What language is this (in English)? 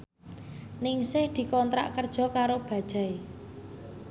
Javanese